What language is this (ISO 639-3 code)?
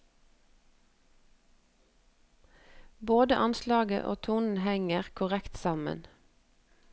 nor